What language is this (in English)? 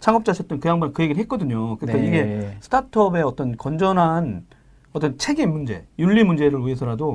Korean